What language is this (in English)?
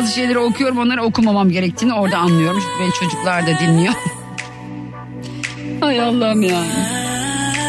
Turkish